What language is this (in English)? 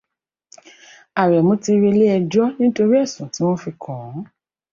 Yoruba